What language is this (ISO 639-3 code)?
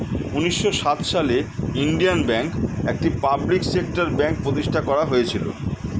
ben